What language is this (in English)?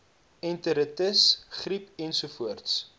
Afrikaans